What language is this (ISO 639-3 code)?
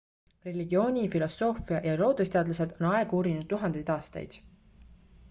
est